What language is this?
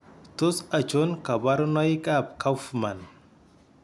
Kalenjin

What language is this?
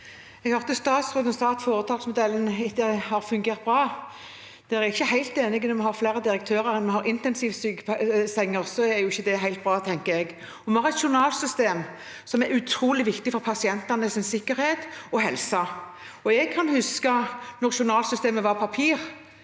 Norwegian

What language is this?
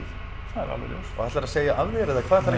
Icelandic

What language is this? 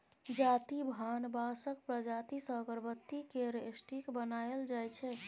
Maithili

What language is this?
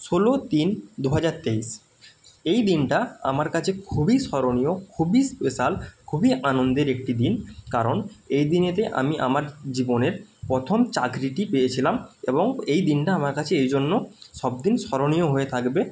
Bangla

